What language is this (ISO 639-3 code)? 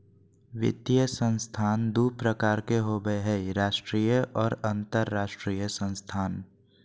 mag